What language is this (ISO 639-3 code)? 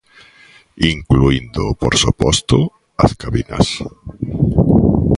glg